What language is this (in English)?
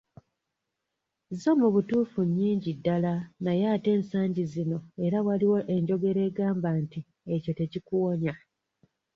Ganda